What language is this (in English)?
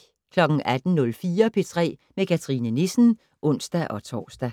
Danish